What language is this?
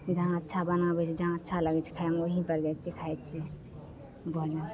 Maithili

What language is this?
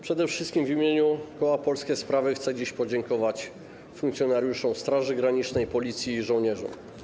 Polish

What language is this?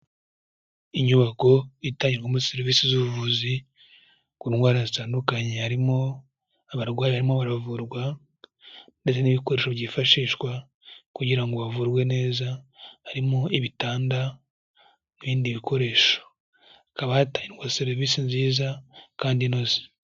Kinyarwanda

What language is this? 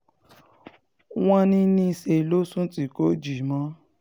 Yoruba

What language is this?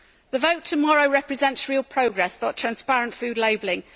English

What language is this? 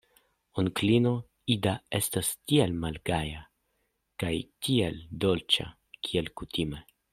Esperanto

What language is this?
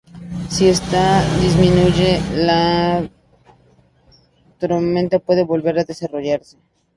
Spanish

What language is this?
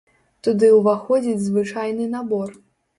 Belarusian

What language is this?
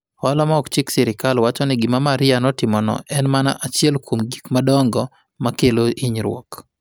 Luo (Kenya and Tanzania)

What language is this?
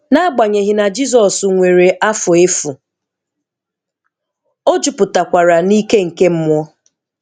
Igbo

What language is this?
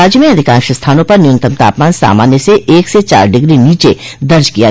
Hindi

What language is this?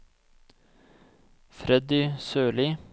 Norwegian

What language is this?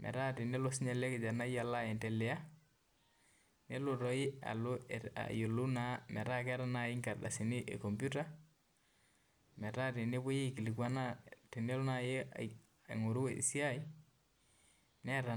Masai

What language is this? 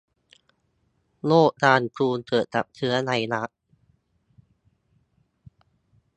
Thai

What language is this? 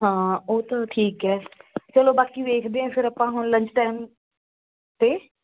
Punjabi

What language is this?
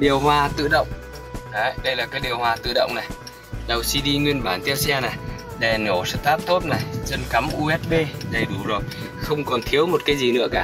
Vietnamese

